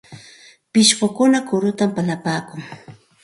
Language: Santa Ana de Tusi Pasco Quechua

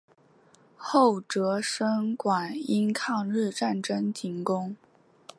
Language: Chinese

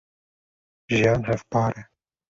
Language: Kurdish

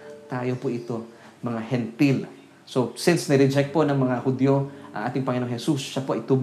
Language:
Filipino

